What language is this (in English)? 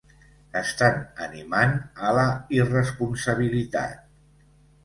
Catalan